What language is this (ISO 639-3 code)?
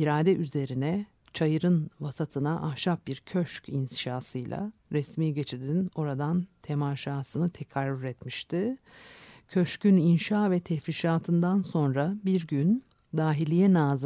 tur